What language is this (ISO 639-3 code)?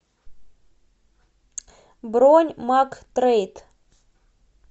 rus